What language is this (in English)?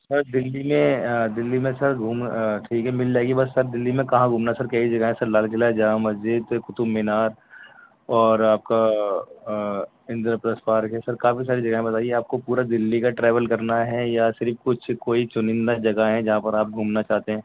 Urdu